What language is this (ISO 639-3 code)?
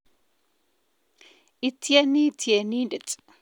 kln